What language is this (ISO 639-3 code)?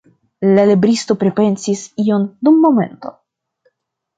epo